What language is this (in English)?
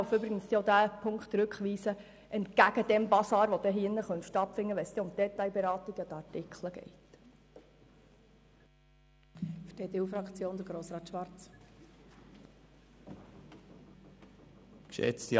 Swiss German